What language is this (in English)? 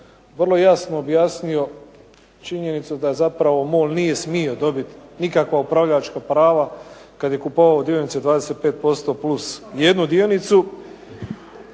Croatian